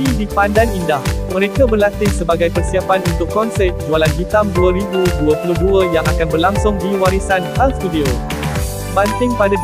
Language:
Malay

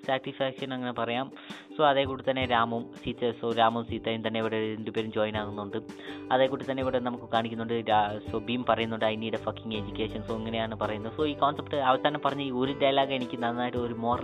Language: Malayalam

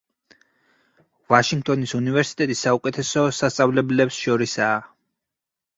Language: Georgian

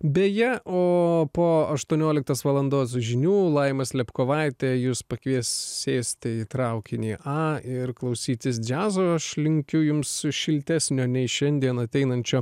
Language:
Lithuanian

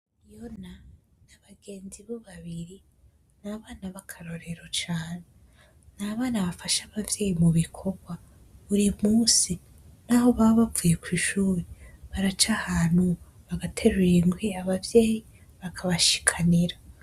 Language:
Rundi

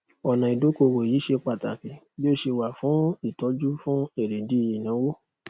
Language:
Yoruba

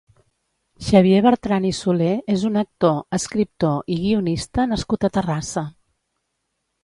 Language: Catalan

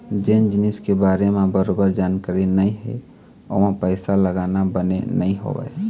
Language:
Chhattisgarhi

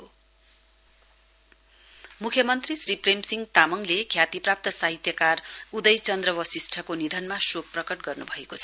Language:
Nepali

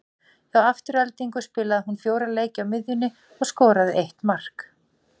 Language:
Icelandic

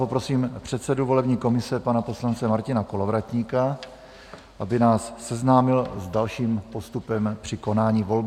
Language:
Czech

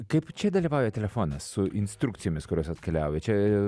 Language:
Lithuanian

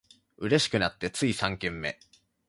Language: Japanese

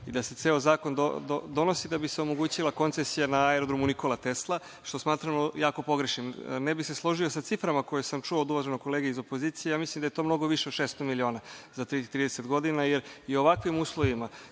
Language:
Serbian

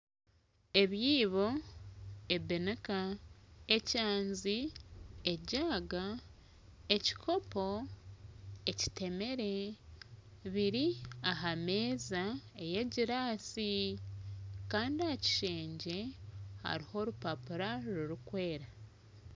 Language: Nyankole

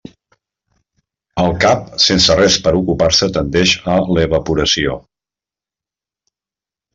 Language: Catalan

